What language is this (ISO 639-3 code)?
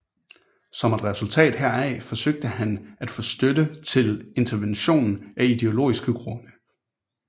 dan